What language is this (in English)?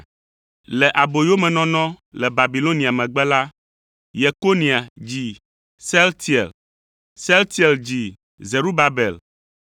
Ewe